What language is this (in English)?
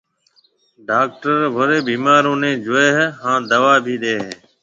Marwari (Pakistan)